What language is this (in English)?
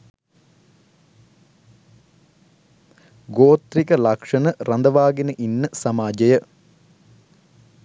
Sinhala